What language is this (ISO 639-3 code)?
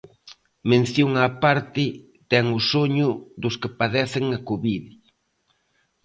glg